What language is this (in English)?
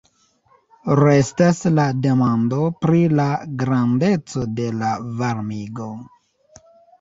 Esperanto